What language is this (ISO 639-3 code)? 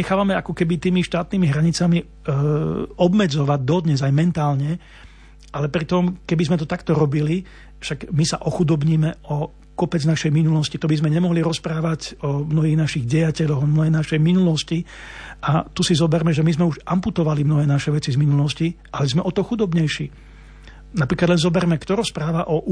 slk